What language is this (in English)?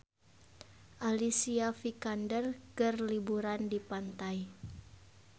Sundanese